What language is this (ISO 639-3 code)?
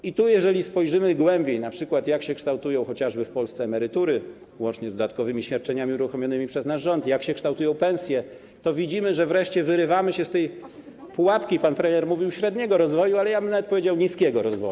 pol